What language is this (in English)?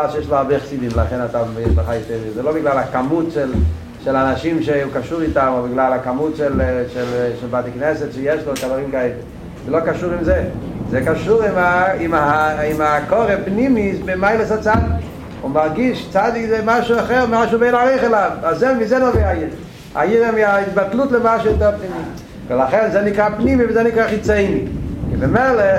Hebrew